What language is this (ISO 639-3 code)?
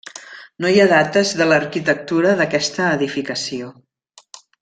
cat